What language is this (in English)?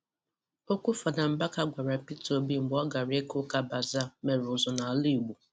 Igbo